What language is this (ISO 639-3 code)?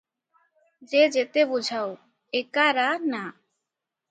ori